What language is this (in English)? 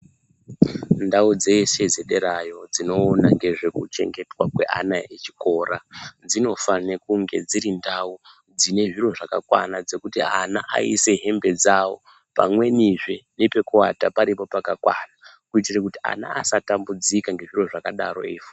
Ndau